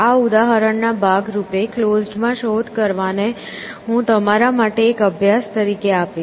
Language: Gujarati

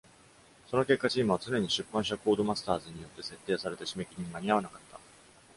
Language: Japanese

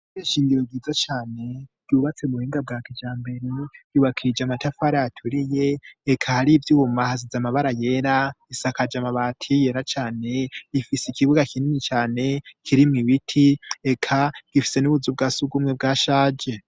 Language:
Rundi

